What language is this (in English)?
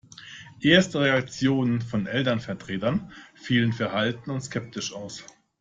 German